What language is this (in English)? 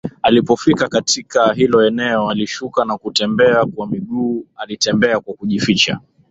Swahili